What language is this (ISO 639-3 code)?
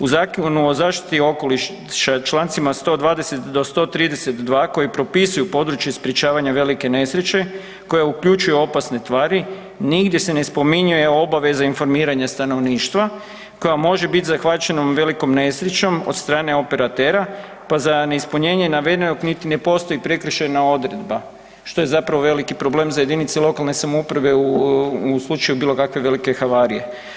hrv